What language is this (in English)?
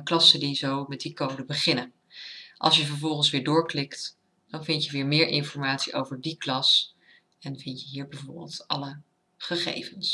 Dutch